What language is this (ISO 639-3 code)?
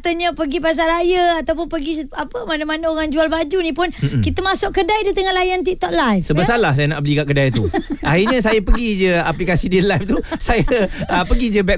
msa